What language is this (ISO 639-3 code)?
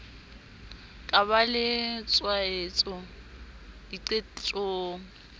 sot